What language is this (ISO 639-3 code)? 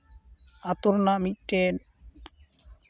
sat